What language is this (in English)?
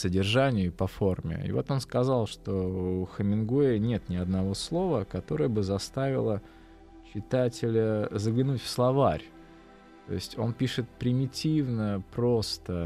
Russian